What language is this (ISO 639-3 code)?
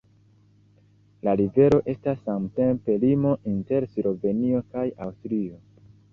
epo